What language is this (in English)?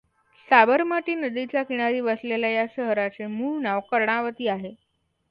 Marathi